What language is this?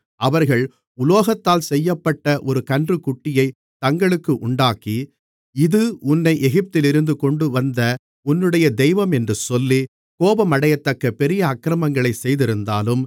Tamil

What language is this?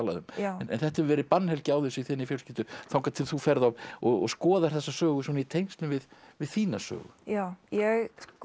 Icelandic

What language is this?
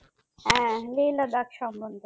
Bangla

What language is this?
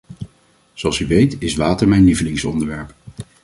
Dutch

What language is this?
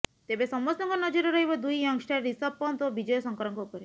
Odia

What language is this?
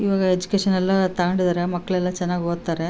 Kannada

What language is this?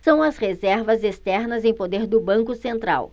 Portuguese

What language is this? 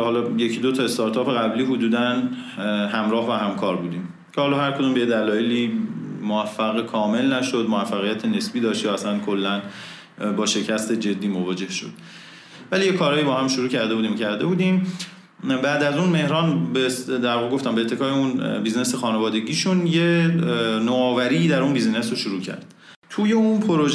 Persian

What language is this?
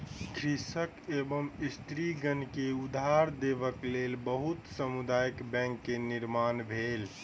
Maithili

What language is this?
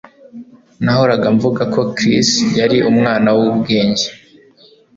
Kinyarwanda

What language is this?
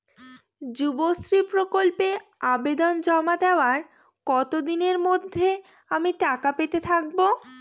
Bangla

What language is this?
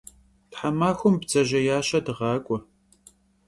Kabardian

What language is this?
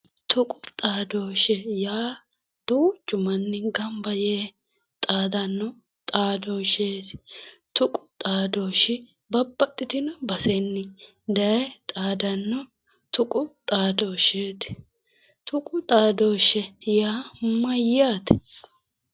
Sidamo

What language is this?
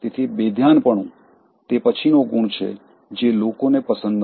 Gujarati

